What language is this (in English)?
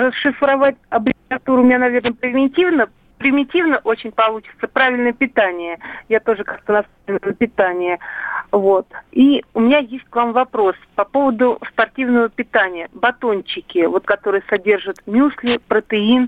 Russian